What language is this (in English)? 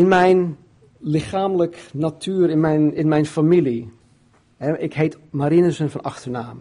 Dutch